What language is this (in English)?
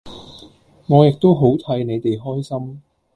Cantonese